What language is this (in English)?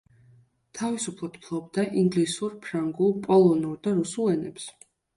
Georgian